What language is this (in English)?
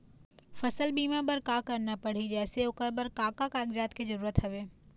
Chhattisgarhi